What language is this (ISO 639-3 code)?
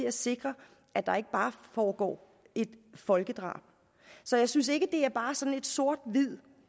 dan